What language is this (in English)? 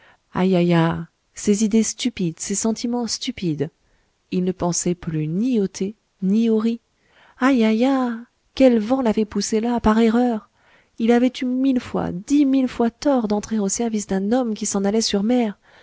French